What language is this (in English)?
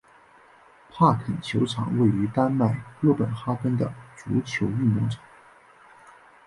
Chinese